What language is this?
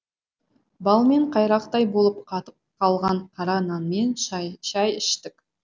Kazakh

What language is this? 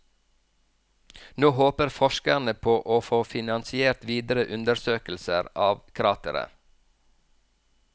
Norwegian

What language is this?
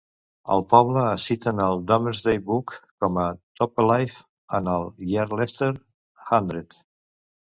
Catalan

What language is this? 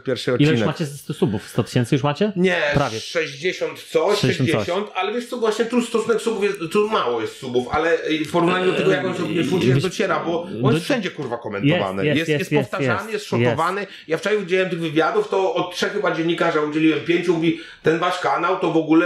Polish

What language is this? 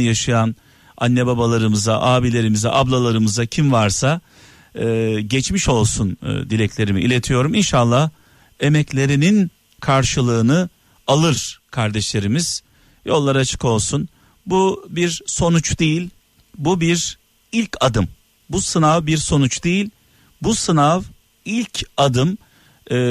Turkish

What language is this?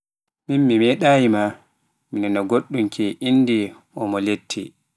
Pular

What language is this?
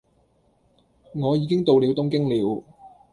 Cantonese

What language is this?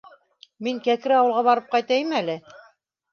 Bashkir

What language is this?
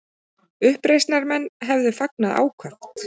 Icelandic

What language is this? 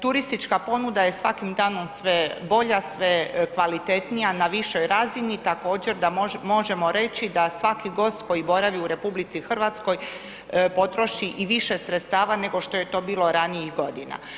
Croatian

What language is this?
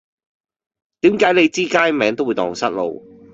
Cantonese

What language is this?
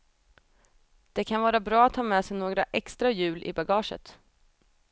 Swedish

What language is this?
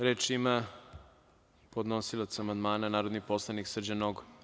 Serbian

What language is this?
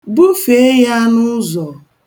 Igbo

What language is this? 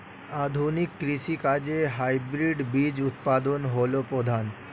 Bangla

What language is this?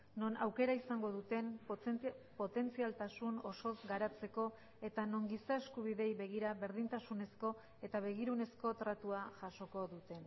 Basque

